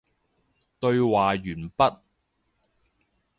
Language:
Cantonese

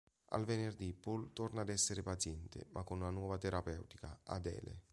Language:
Italian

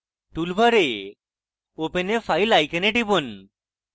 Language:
Bangla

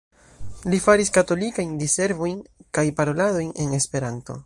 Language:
Esperanto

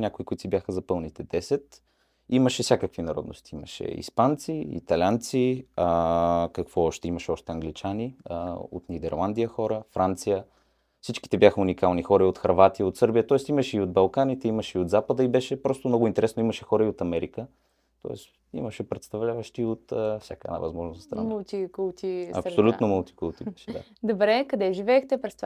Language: Bulgarian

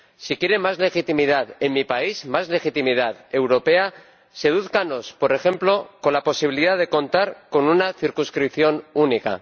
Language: Spanish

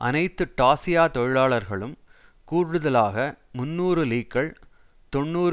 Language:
Tamil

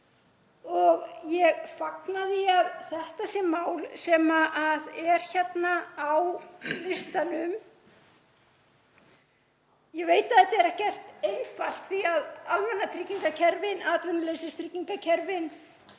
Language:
Icelandic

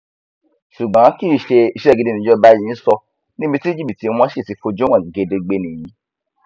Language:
Yoruba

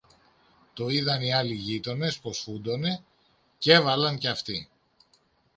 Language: Greek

